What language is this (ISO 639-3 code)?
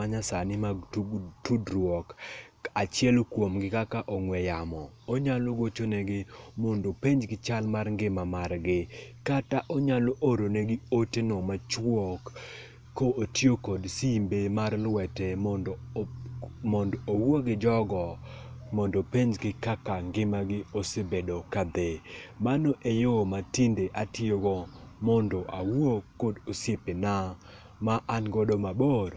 luo